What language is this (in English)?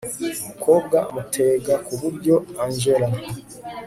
Kinyarwanda